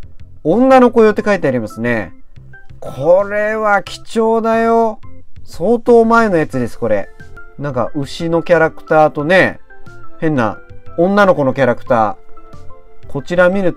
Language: Japanese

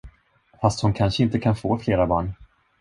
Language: Swedish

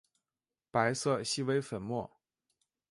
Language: Chinese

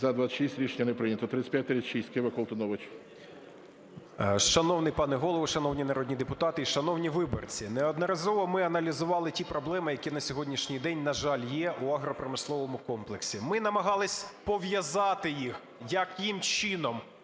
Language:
Ukrainian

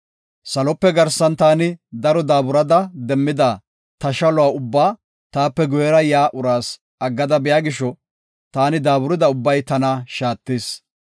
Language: Gofa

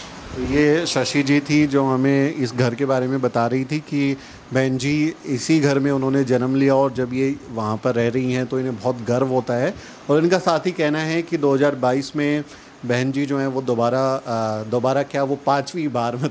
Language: Hindi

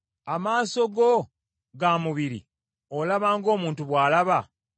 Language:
Ganda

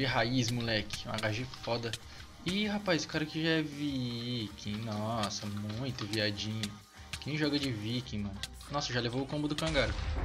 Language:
Portuguese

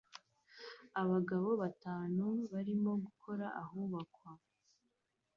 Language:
Kinyarwanda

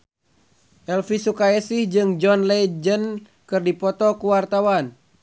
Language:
Sundanese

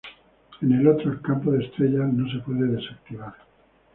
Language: Spanish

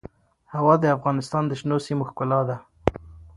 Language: Pashto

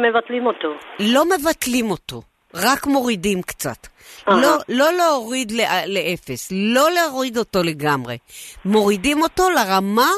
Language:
Hebrew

